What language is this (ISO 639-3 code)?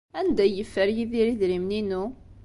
kab